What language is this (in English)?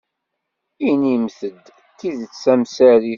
Kabyle